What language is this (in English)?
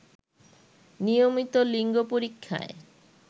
Bangla